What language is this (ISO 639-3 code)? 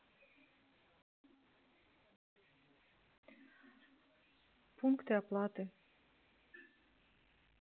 rus